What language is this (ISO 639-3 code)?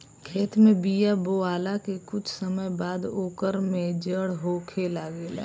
bho